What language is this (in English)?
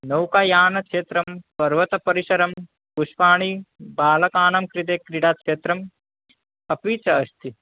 Sanskrit